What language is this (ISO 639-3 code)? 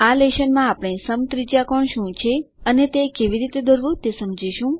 guj